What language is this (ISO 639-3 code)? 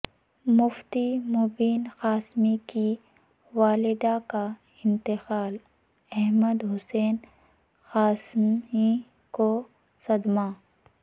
urd